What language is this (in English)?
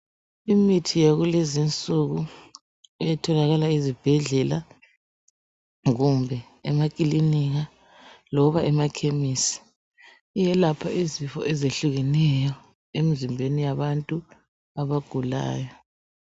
North Ndebele